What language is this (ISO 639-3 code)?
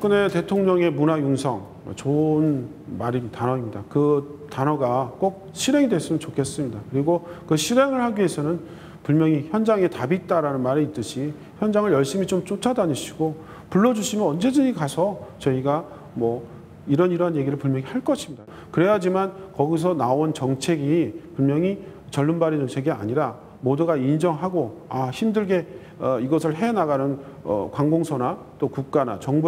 kor